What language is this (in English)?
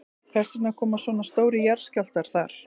Icelandic